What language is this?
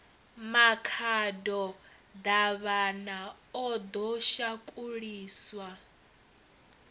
Venda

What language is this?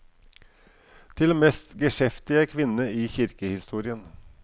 Norwegian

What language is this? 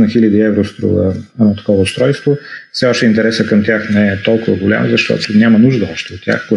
Bulgarian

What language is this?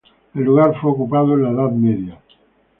Spanish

